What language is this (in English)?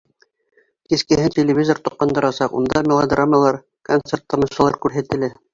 Bashkir